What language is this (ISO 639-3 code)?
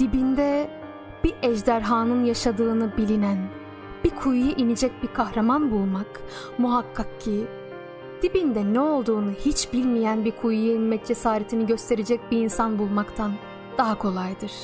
tur